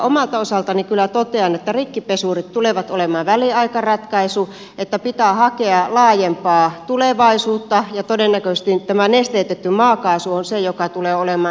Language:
Finnish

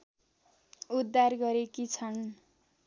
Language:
Nepali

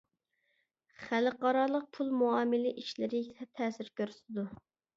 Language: Uyghur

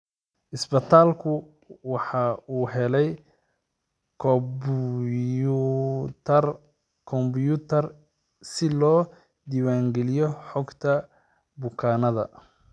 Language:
Somali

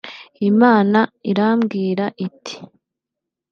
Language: Kinyarwanda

